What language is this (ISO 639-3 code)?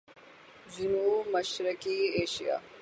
urd